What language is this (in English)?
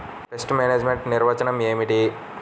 Telugu